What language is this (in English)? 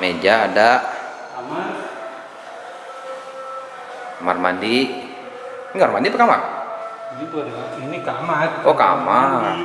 Indonesian